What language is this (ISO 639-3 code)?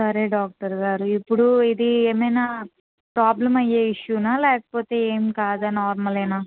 tel